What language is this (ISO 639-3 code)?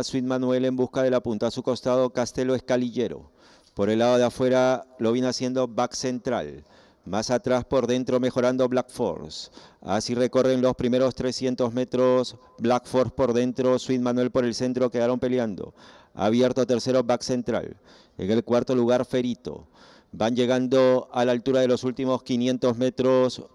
spa